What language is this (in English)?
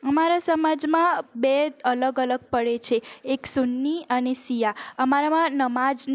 Gujarati